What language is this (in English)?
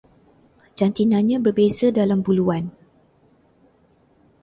Malay